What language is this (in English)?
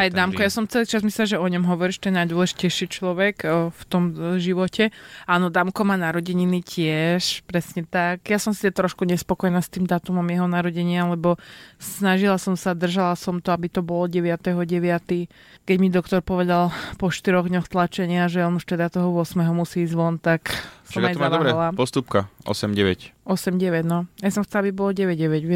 Slovak